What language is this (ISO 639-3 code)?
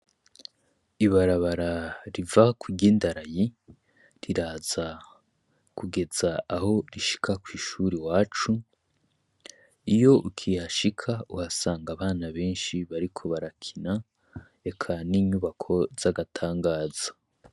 run